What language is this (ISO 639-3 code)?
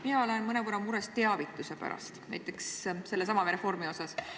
est